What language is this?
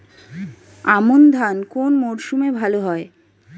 Bangla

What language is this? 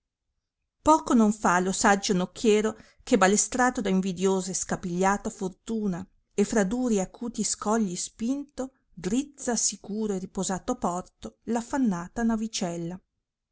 Italian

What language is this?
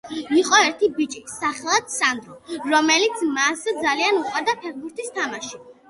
Georgian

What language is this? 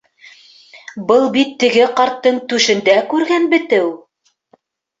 Bashkir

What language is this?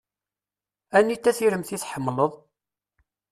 Kabyle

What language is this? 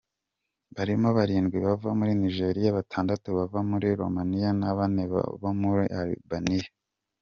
Kinyarwanda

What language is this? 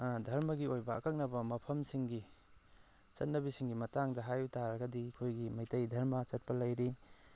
Manipuri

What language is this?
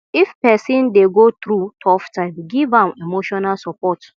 Nigerian Pidgin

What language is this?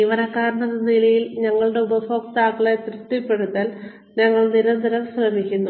Malayalam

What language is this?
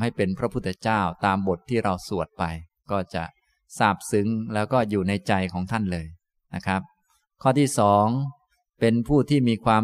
Thai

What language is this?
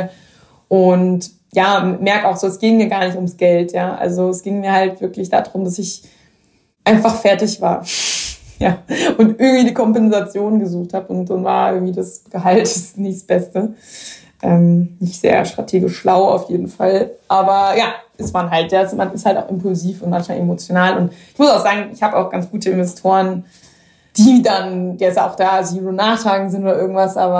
German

